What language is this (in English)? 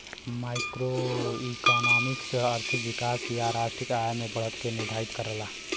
Bhojpuri